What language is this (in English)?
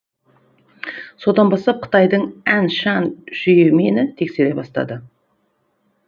Kazakh